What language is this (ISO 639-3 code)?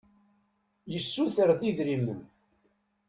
kab